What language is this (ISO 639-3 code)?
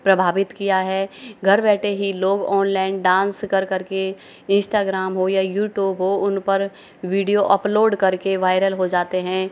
hin